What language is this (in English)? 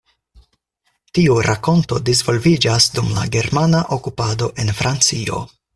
Esperanto